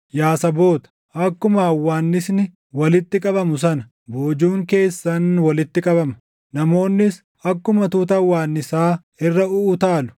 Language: Oromo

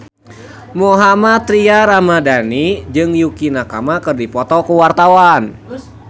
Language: Sundanese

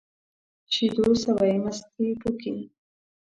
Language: Pashto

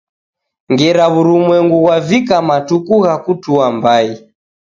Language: Taita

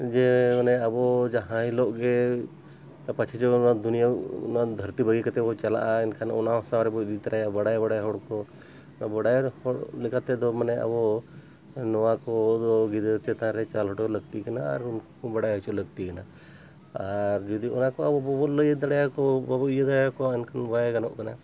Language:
Santali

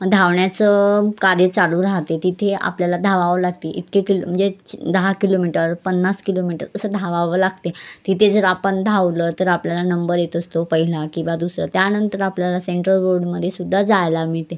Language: Marathi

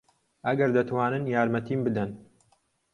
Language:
Central Kurdish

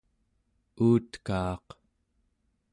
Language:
Central Yupik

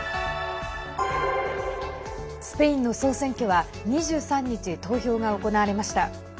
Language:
Japanese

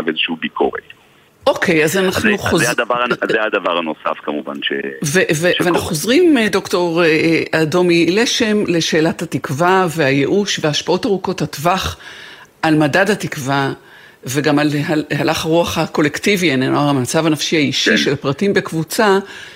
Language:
Hebrew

